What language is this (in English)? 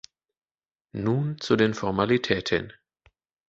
German